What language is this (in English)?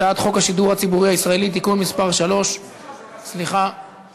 Hebrew